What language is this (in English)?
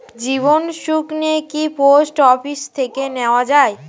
Bangla